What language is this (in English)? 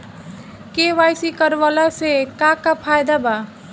Bhojpuri